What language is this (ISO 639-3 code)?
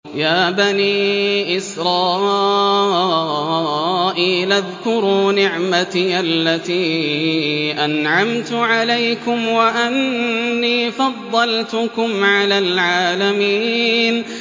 ara